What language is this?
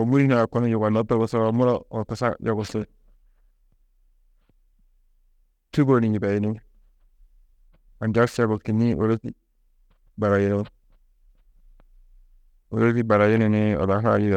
Tedaga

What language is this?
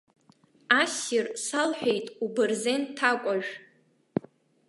Abkhazian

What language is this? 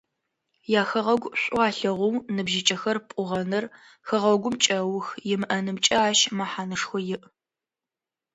Adyghe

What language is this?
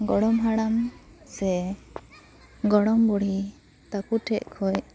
Santali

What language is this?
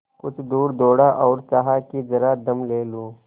Hindi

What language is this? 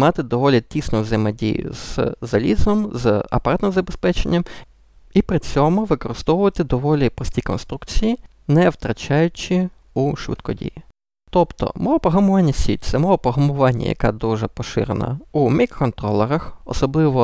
Ukrainian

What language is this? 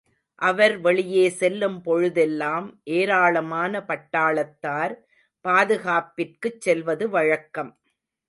Tamil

